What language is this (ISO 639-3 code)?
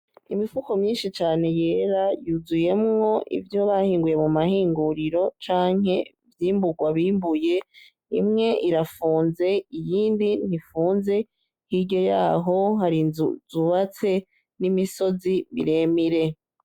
run